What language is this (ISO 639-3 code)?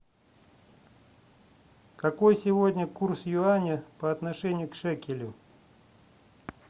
rus